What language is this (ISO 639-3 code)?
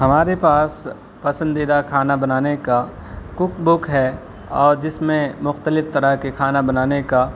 urd